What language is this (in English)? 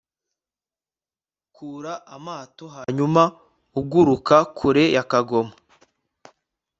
Kinyarwanda